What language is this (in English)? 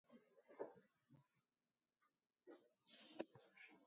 Basque